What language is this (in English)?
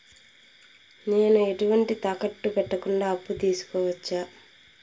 Telugu